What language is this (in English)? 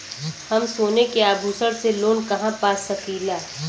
Bhojpuri